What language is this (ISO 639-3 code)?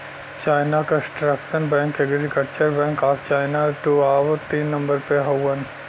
bho